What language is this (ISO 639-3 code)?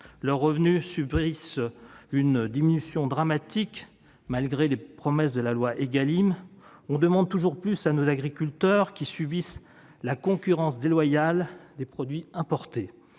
fra